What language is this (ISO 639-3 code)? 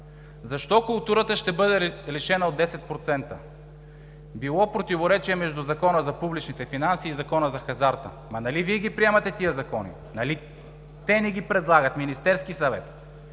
bul